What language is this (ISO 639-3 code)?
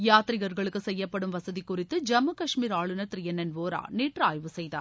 tam